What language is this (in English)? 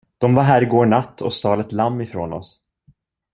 Swedish